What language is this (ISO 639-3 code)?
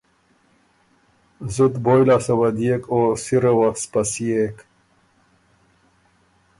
oru